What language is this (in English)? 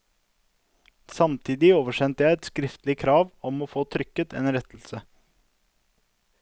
Norwegian